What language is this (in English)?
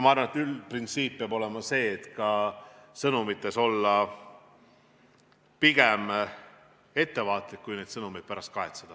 Estonian